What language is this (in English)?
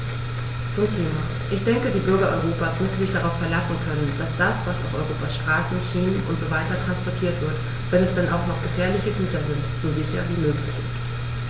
German